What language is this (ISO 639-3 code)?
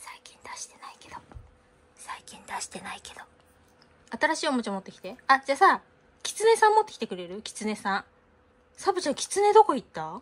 jpn